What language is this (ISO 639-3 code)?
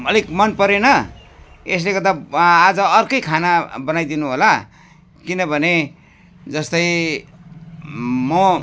nep